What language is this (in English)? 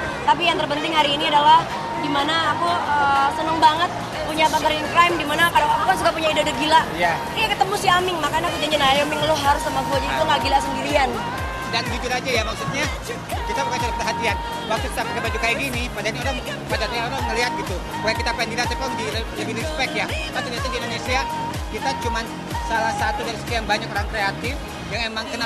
Indonesian